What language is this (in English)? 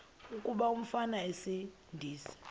Xhosa